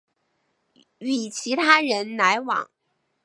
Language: Chinese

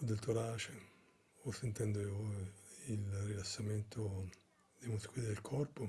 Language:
Italian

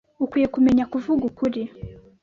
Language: Kinyarwanda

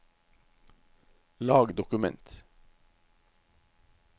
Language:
Norwegian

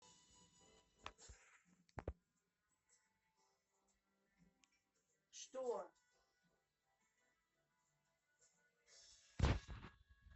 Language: Russian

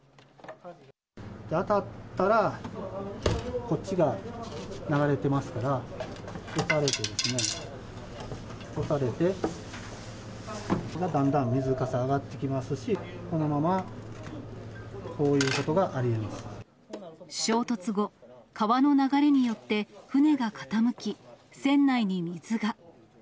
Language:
Japanese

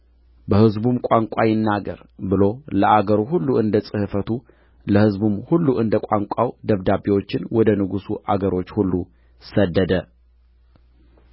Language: Amharic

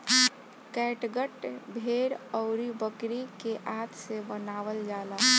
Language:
Bhojpuri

